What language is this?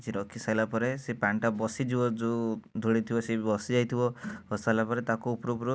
Odia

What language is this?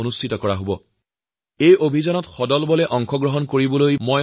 Assamese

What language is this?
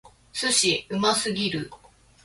Japanese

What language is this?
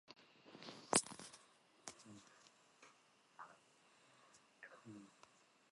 Central Kurdish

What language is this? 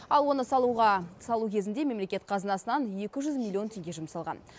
Kazakh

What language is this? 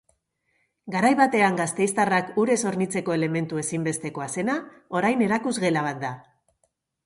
Basque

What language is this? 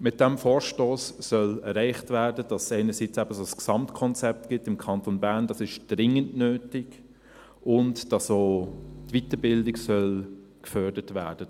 Swiss German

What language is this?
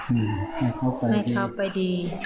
Thai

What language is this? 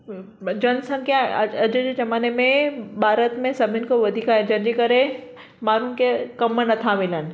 Sindhi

